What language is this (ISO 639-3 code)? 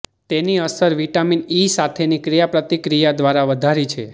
guj